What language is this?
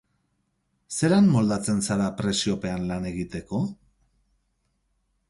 Basque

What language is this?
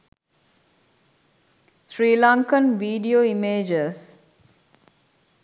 Sinhala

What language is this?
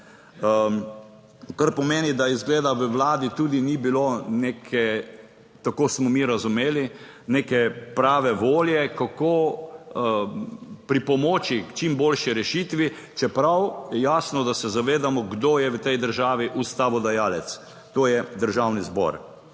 Slovenian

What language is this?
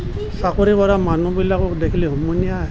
Assamese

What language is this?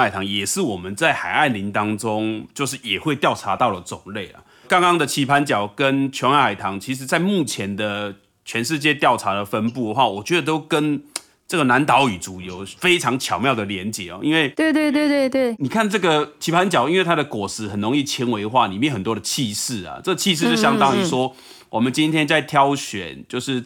Chinese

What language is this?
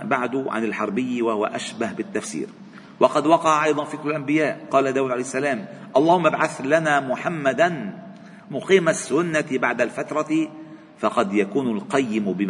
Arabic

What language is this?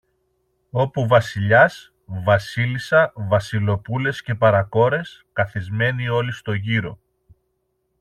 Greek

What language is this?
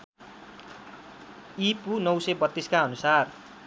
Nepali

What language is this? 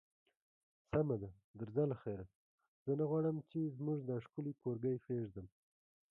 Pashto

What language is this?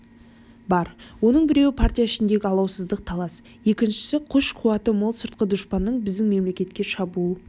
Kazakh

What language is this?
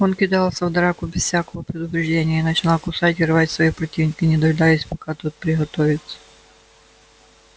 Russian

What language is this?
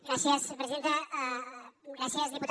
Catalan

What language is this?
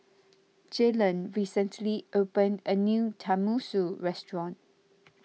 English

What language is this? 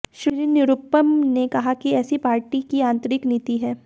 Hindi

